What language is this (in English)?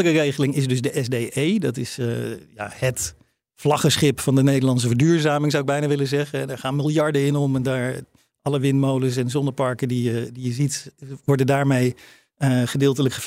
Dutch